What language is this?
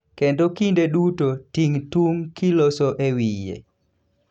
Luo (Kenya and Tanzania)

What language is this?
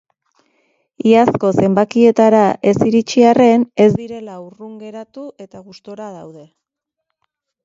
Basque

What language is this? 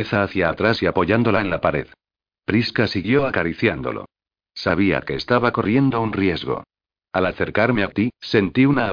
Spanish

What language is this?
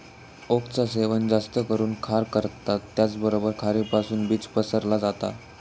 Marathi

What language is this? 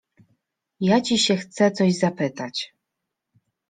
Polish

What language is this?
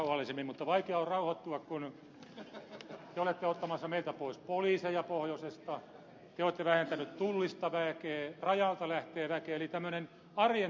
Finnish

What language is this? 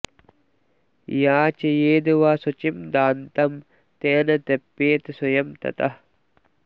Sanskrit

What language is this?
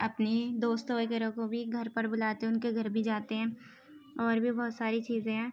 Urdu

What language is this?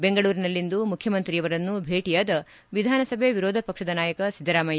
Kannada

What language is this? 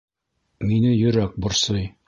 Bashkir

